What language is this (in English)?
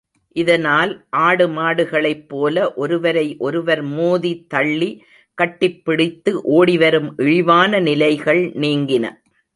Tamil